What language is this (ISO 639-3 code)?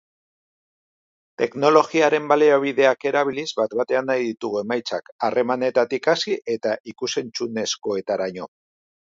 eus